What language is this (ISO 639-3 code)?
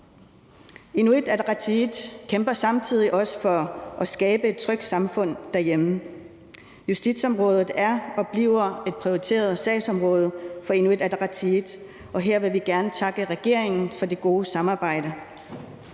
dan